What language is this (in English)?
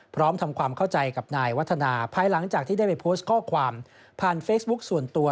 Thai